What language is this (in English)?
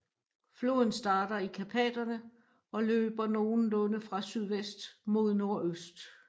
Danish